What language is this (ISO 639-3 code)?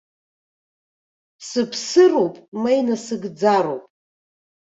abk